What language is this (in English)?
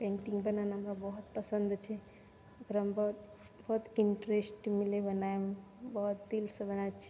Maithili